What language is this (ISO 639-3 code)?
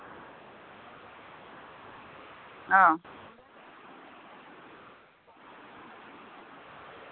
sat